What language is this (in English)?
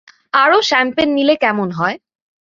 Bangla